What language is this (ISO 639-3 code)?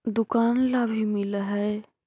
mag